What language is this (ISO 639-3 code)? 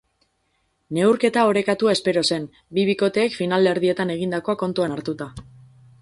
eus